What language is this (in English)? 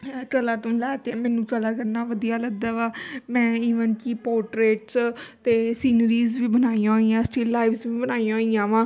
Punjabi